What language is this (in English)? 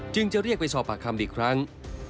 Thai